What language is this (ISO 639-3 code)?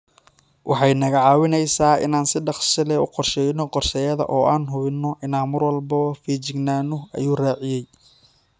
som